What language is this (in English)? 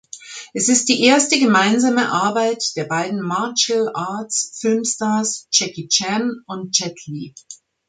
German